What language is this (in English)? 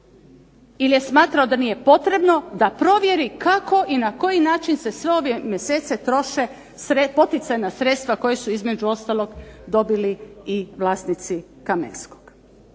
Croatian